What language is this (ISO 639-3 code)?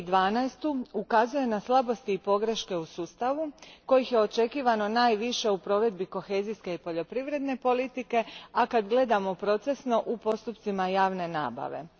hrv